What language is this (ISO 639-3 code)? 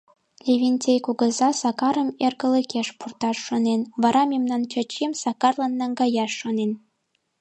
chm